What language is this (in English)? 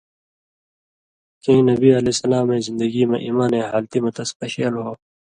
Indus Kohistani